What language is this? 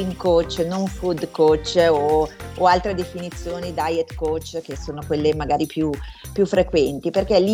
Italian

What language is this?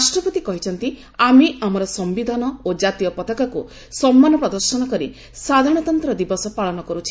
Odia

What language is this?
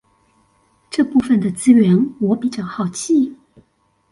Chinese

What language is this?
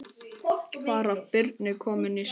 Icelandic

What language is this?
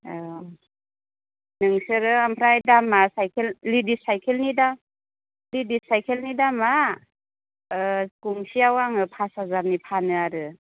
Bodo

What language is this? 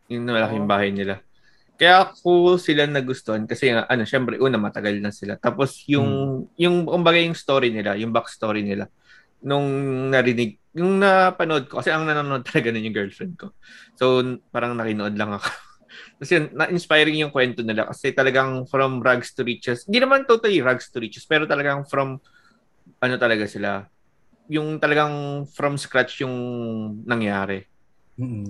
Filipino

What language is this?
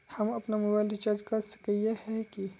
Magahi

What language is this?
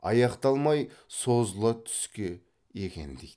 Kazakh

